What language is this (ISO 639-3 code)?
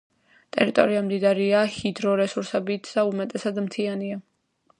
kat